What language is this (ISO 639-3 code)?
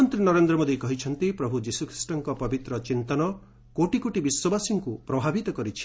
ori